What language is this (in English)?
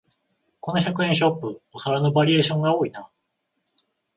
Japanese